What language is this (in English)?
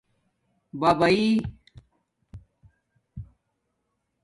Domaaki